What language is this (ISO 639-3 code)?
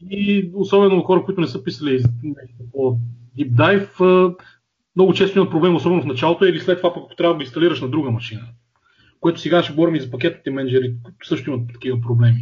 bul